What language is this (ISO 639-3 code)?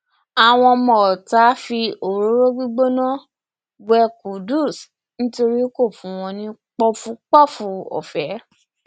yor